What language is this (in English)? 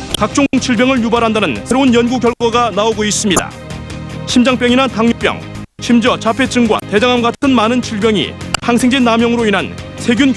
Korean